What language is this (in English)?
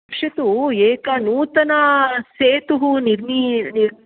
Sanskrit